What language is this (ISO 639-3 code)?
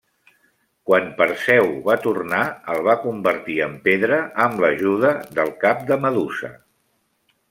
cat